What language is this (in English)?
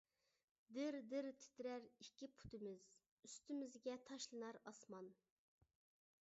Uyghur